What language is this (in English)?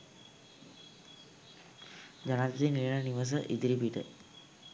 Sinhala